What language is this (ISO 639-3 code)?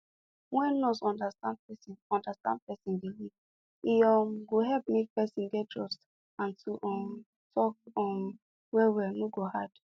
pcm